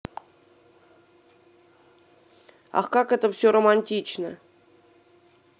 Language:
Russian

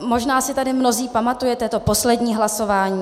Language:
Czech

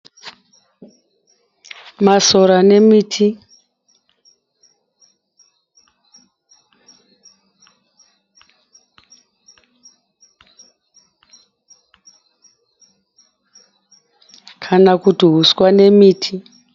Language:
Shona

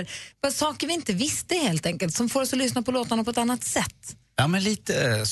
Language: Swedish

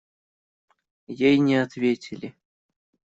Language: Russian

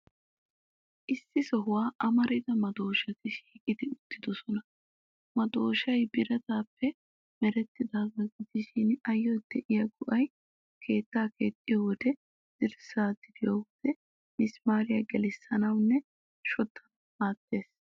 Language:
Wolaytta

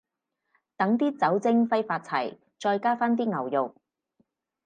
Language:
Cantonese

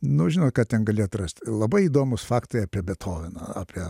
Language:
Lithuanian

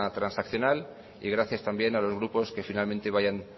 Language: Spanish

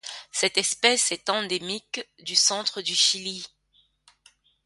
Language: French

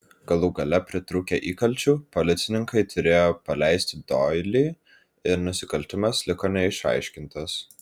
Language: Lithuanian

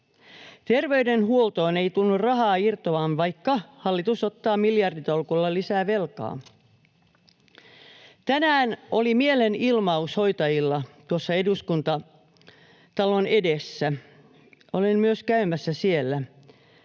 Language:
Finnish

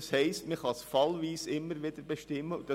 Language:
Swiss German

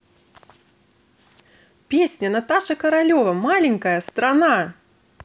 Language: Russian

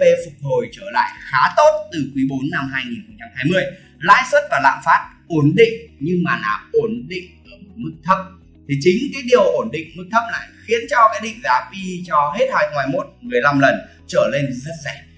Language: Vietnamese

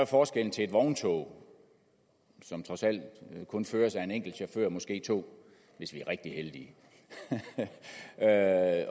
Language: Danish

